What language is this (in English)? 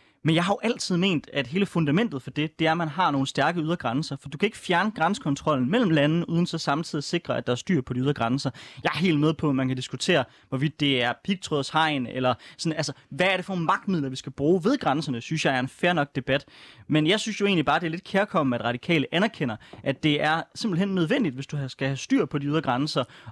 Danish